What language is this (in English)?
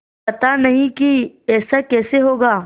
Hindi